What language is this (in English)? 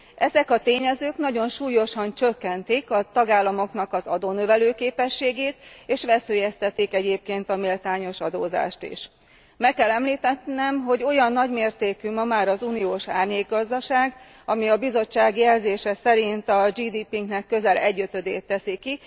Hungarian